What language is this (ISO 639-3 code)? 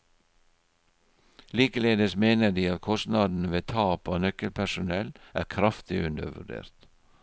nor